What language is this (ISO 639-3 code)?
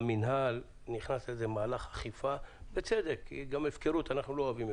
heb